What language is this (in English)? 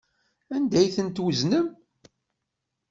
Kabyle